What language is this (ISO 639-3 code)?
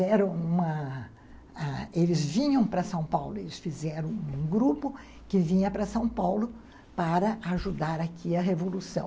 por